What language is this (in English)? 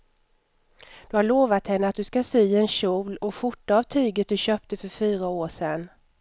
Swedish